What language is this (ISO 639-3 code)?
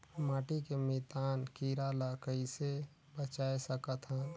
hne